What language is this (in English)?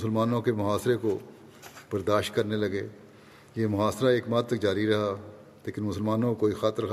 Urdu